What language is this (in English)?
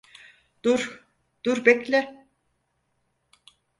Turkish